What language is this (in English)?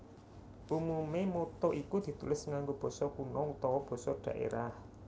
Javanese